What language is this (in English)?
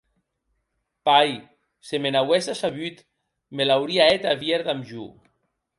Occitan